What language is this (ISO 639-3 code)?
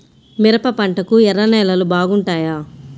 tel